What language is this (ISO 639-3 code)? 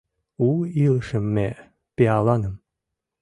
chm